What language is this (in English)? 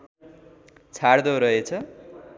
Nepali